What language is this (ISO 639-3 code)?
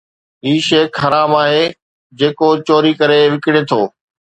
snd